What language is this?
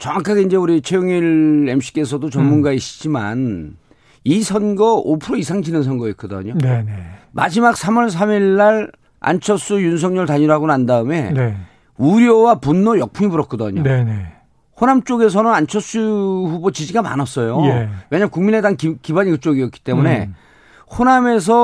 Korean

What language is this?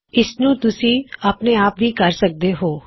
Punjabi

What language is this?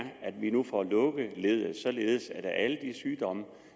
Danish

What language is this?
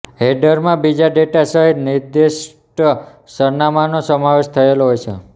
Gujarati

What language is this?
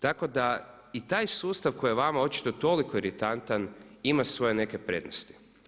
Croatian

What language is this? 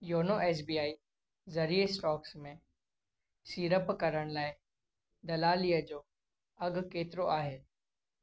Sindhi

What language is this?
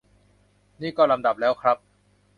Thai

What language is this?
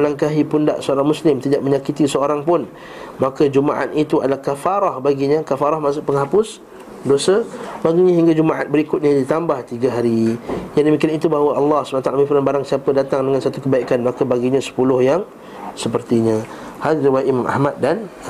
Malay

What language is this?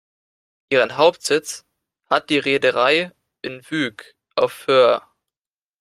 German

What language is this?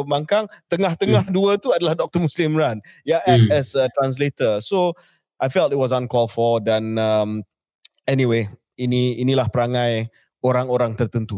Malay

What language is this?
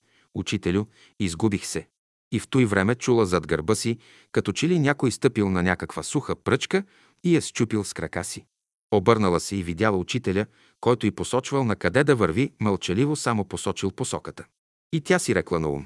Bulgarian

